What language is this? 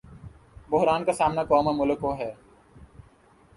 Urdu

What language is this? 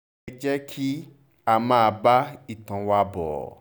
Yoruba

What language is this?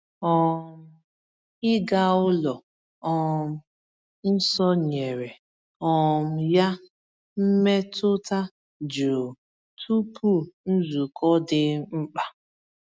Igbo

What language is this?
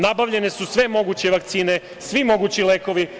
Serbian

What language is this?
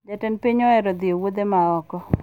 Luo (Kenya and Tanzania)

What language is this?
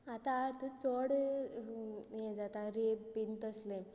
Konkani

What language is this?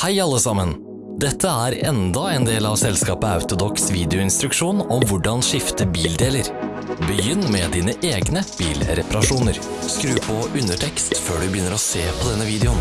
Norwegian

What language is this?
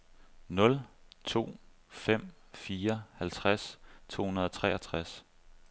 Danish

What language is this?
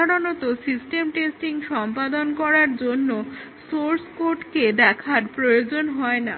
Bangla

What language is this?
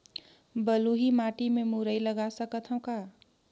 Chhattisgarhi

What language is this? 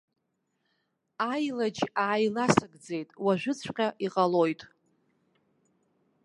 Abkhazian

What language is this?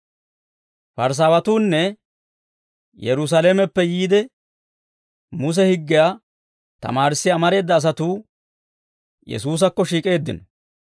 Dawro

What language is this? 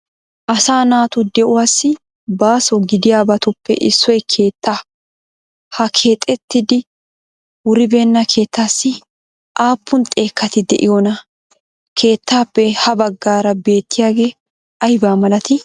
Wolaytta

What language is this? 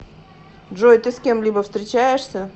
Russian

